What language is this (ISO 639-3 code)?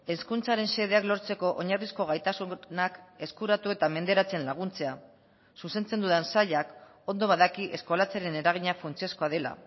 eus